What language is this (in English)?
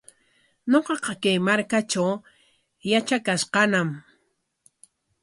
Corongo Ancash Quechua